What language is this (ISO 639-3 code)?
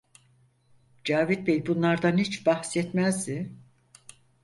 tur